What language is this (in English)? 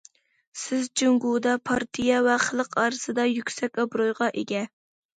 Uyghur